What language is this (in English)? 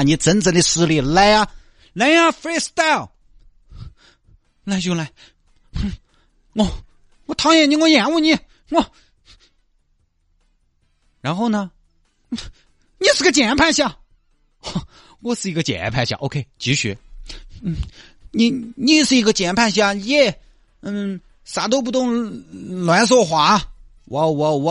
Chinese